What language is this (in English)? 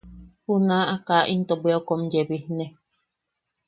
Yaqui